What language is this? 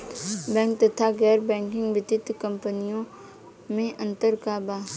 Bhojpuri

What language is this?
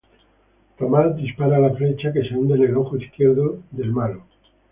Spanish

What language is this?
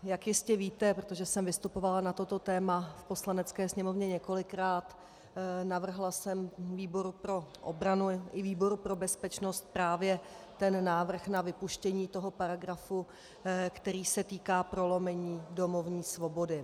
Czech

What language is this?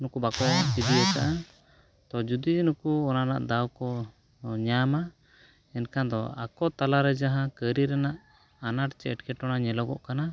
Santali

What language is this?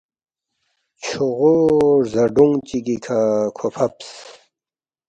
Balti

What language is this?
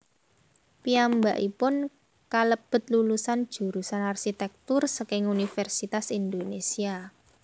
Javanese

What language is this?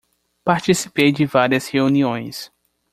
Portuguese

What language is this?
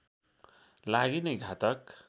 Nepali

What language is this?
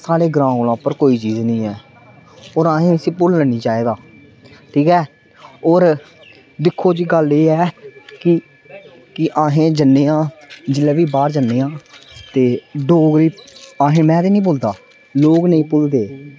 Dogri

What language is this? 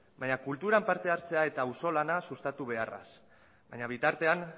Basque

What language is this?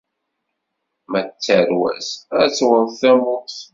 Kabyle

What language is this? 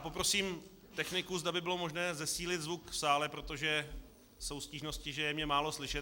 Czech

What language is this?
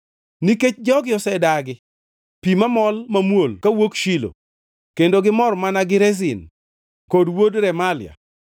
Luo (Kenya and Tanzania)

